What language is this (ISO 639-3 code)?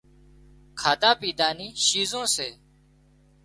kxp